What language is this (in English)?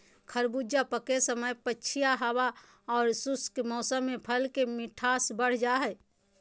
Magahi